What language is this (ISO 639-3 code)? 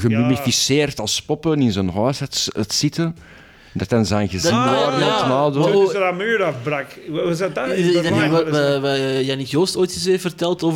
nld